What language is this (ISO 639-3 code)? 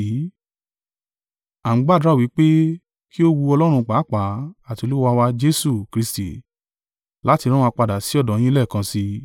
yor